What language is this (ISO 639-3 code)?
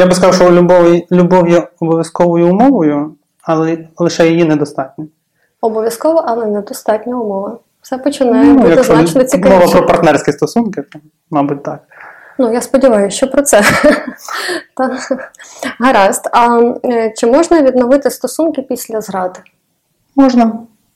ukr